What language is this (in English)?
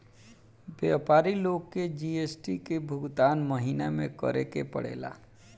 Bhojpuri